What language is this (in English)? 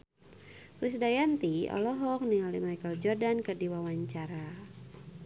Sundanese